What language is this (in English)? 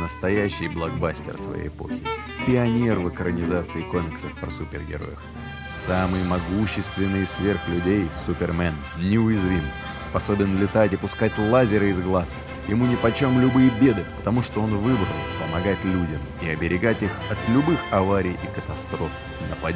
Russian